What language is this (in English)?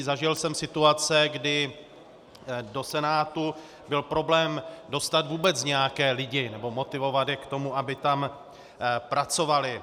Czech